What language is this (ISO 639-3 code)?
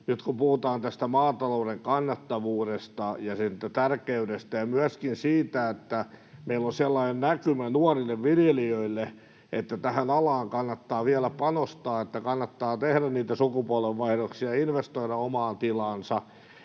fin